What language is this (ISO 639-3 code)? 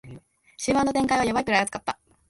jpn